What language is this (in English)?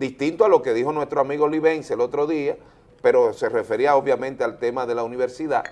Spanish